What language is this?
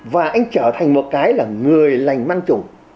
Vietnamese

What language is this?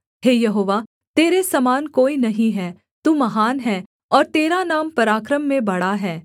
Hindi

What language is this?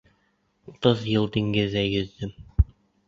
Bashkir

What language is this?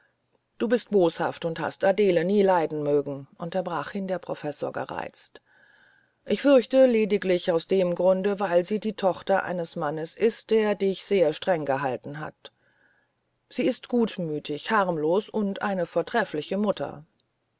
German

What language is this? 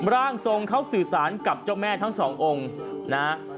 Thai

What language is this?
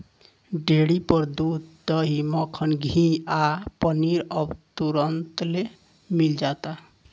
Bhojpuri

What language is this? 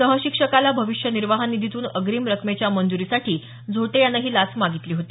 Marathi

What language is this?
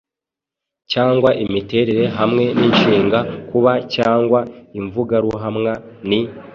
Kinyarwanda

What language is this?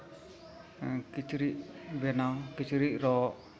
Santali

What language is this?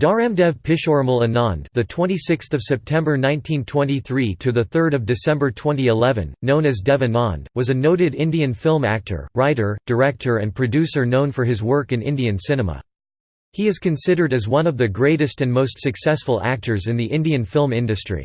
English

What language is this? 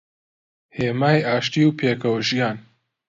Central Kurdish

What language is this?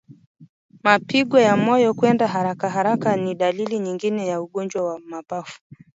Swahili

